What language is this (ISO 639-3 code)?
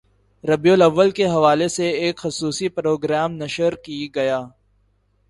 urd